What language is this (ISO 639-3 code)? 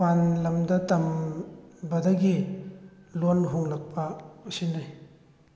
mni